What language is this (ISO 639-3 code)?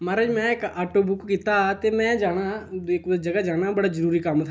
doi